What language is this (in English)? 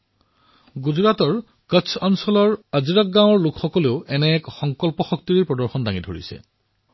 Assamese